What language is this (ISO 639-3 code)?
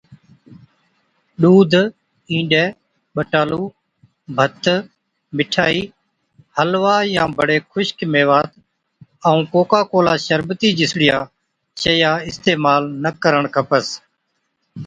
odk